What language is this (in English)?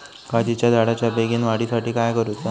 Marathi